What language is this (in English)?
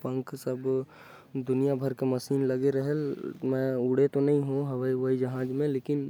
Korwa